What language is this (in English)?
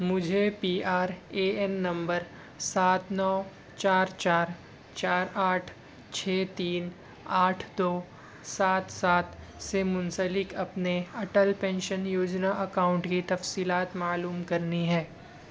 Urdu